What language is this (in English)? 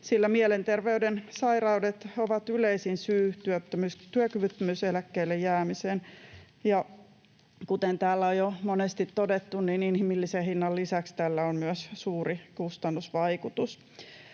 Finnish